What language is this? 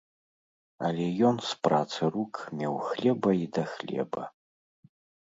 Belarusian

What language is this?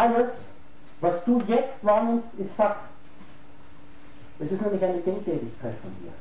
German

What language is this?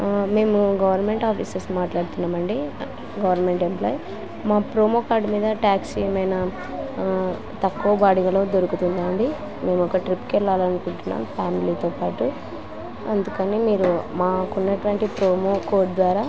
Telugu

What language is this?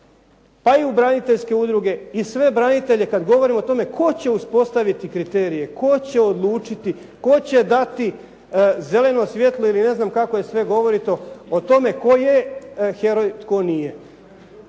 Croatian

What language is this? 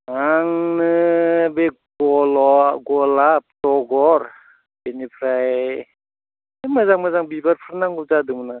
Bodo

